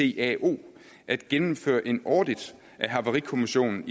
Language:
Danish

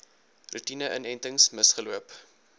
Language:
Afrikaans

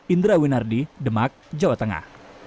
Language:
Indonesian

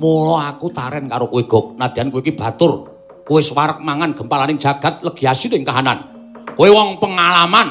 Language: Indonesian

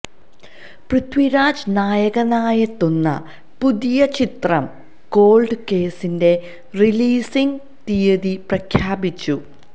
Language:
Malayalam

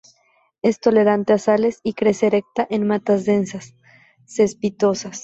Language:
Spanish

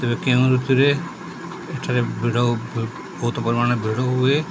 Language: Odia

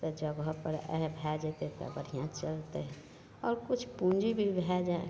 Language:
Maithili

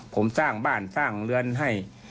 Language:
Thai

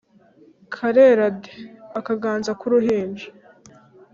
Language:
Kinyarwanda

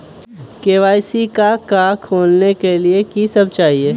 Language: Magahi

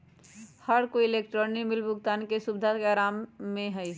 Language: Magahi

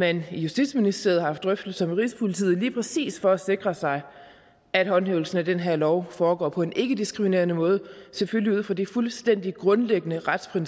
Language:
Danish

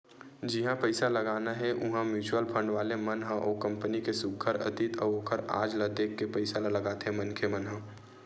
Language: Chhattisgarhi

